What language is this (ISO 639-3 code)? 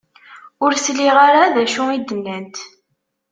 kab